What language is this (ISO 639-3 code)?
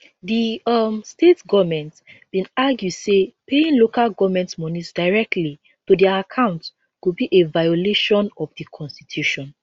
pcm